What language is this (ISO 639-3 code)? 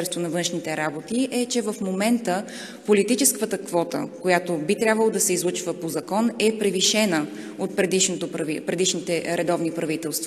bul